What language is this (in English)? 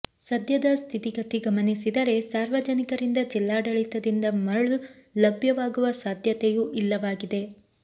Kannada